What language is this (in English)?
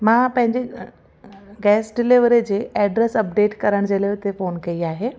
Sindhi